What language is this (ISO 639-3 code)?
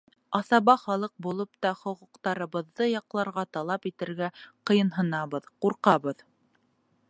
bak